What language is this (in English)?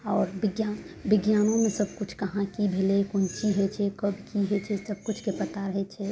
Maithili